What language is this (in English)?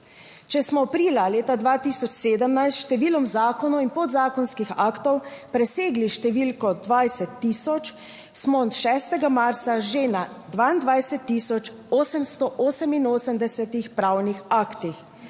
Slovenian